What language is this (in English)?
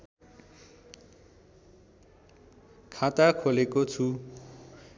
Nepali